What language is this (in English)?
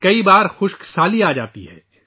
Urdu